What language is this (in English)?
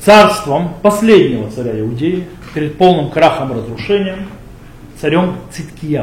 Russian